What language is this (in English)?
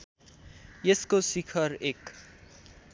Nepali